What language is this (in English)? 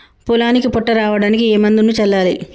Telugu